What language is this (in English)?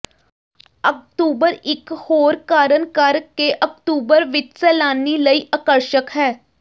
Punjabi